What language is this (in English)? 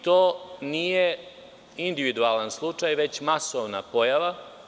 Serbian